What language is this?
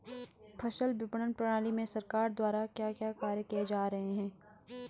Hindi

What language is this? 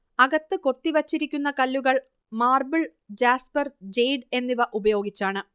Malayalam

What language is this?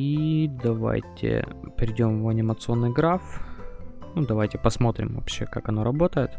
Russian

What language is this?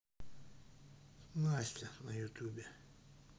Russian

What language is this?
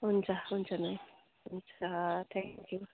Nepali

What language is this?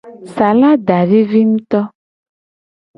Gen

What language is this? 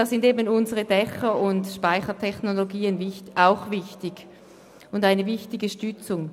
Swiss German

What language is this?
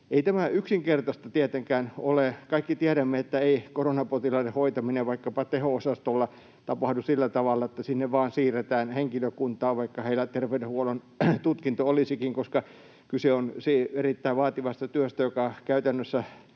Finnish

